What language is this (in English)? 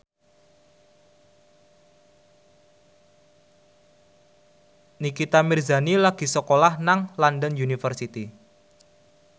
Javanese